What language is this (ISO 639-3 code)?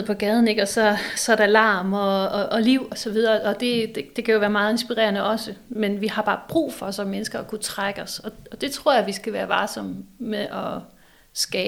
dan